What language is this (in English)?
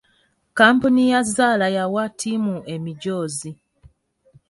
Ganda